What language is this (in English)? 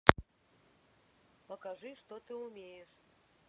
Russian